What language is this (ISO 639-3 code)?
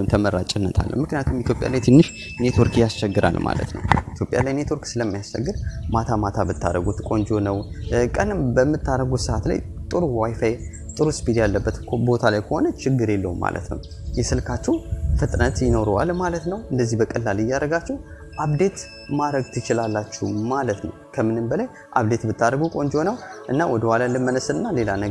amh